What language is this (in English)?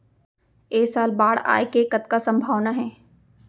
Chhattisgarhi